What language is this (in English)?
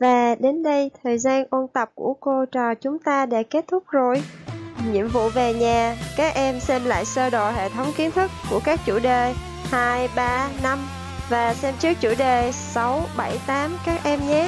Vietnamese